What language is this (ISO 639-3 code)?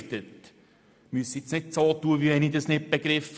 gsw